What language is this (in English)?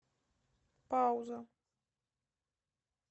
Russian